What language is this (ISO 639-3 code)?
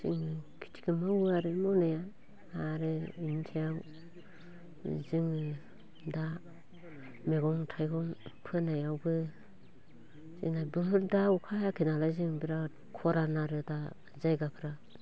brx